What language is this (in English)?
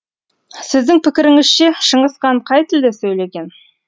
Kazakh